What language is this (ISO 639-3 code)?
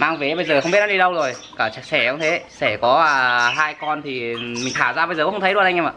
vie